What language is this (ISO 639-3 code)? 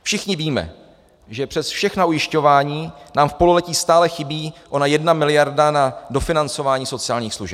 ces